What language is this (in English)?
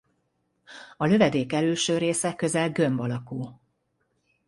Hungarian